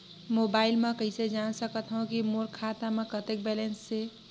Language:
Chhattisgarhi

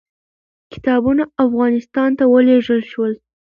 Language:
Pashto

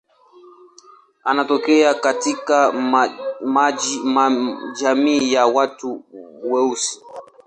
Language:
Swahili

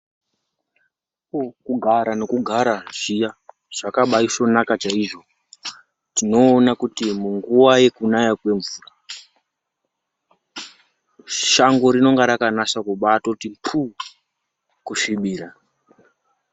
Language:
Ndau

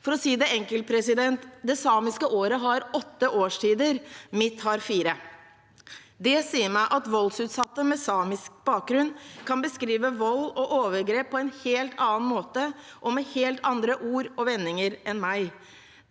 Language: Norwegian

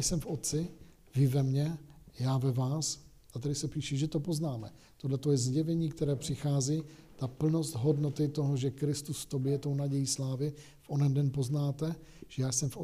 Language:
Czech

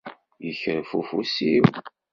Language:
Kabyle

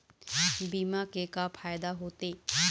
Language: Chhattisgarhi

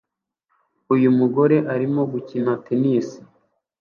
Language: Kinyarwanda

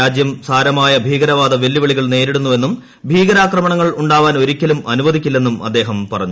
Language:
Malayalam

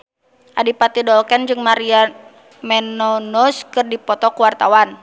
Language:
Sundanese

